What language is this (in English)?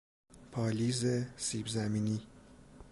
Persian